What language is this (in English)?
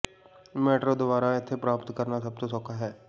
Punjabi